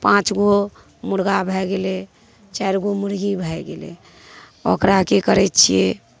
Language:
Maithili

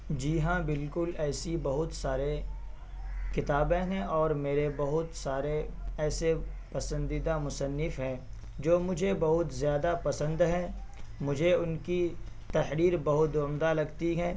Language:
Urdu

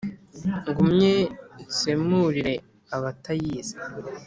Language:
Kinyarwanda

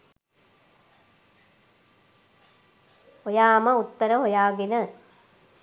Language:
Sinhala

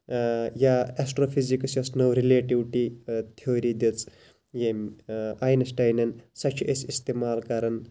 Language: Kashmiri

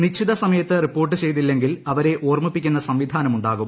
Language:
Malayalam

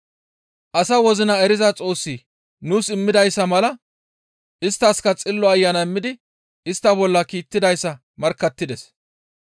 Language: Gamo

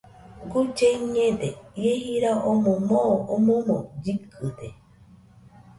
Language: Nüpode Huitoto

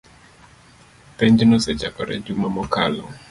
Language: Luo (Kenya and Tanzania)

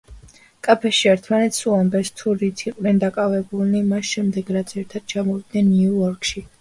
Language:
Georgian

